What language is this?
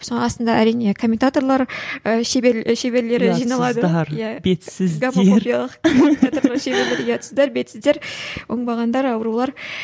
Kazakh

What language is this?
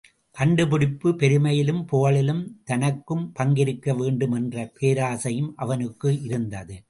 Tamil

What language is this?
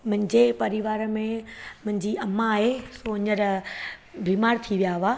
Sindhi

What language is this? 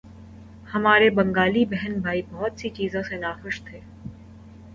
Urdu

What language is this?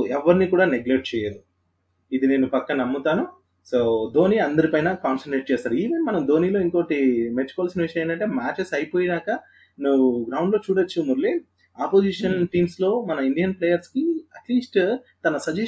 Telugu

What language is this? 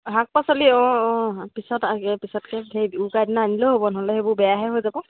Assamese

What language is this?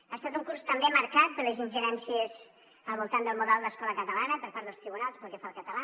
Catalan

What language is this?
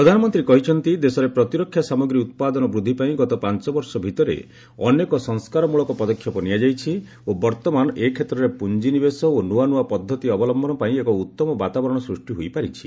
Odia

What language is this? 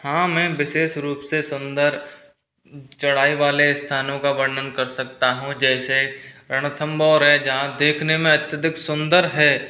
Hindi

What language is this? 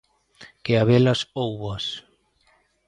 Galician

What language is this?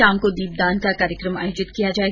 Hindi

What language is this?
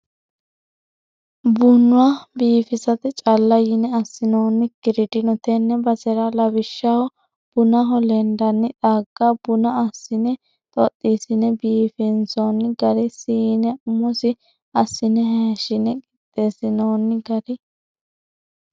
Sidamo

